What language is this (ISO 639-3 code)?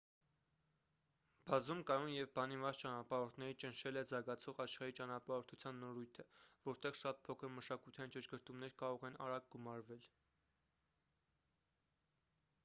hye